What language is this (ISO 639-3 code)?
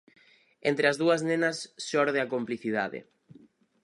glg